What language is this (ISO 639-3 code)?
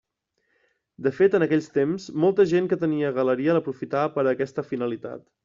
cat